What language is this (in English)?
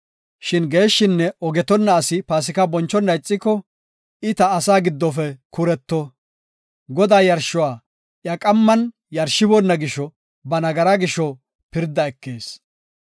Gofa